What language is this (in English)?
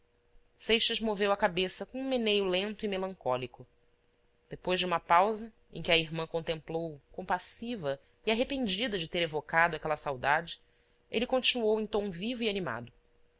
Portuguese